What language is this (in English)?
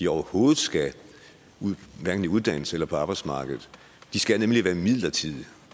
Danish